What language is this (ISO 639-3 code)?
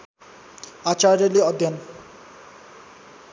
nep